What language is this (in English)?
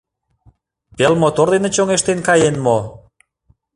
Mari